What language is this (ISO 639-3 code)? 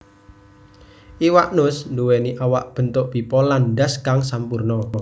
jav